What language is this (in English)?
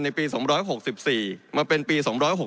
Thai